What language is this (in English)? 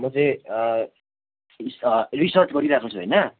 Nepali